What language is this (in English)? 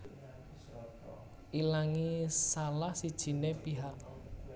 Javanese